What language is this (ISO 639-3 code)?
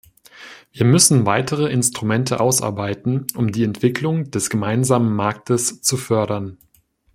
deu